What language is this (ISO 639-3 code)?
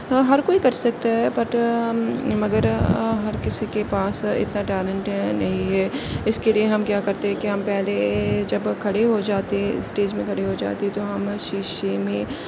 urd